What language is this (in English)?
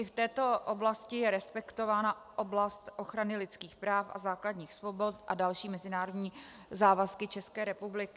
Czech